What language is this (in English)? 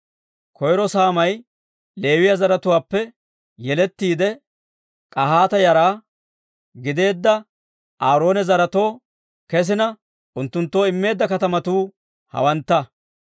Dawro